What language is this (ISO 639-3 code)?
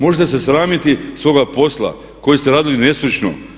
hrv